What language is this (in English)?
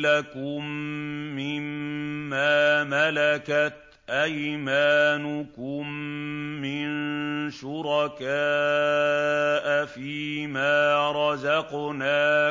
Arabic